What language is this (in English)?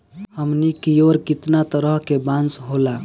Bhojpuri